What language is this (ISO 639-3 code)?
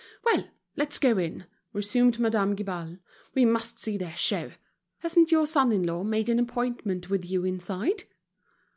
eng